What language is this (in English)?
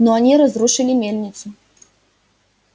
Russian